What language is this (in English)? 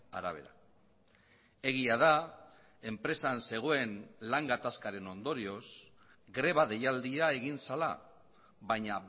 Basque